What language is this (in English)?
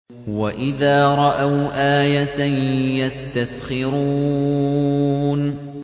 Arabic